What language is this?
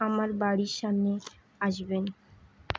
Bangla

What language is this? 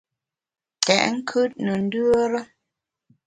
Bamun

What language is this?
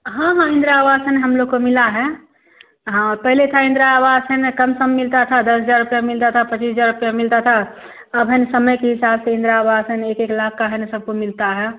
Hindi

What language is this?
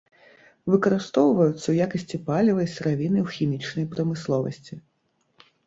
Belarusian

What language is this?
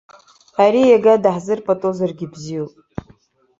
Abkhazian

